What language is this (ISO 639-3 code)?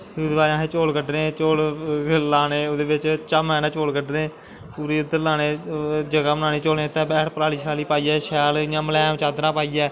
doi